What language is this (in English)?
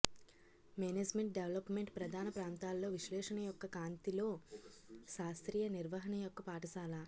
Telugu